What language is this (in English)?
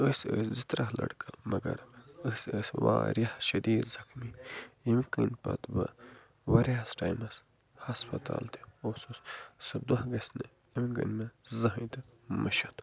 Kashmiri